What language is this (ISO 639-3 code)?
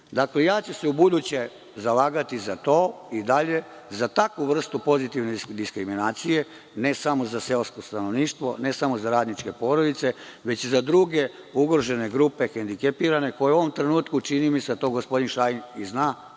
srp